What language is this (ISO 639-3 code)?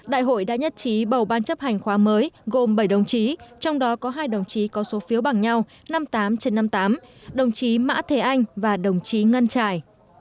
vie